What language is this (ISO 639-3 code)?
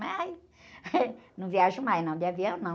por